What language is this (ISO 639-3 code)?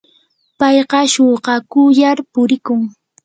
qur